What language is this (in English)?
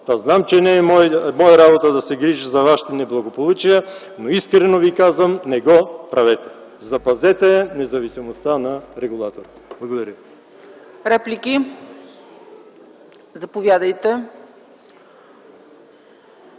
Bulgarian